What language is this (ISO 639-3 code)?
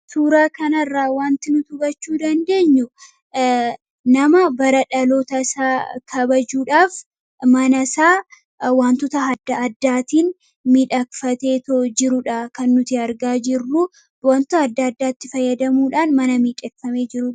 orm